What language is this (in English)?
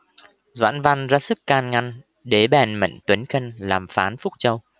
Vietnamese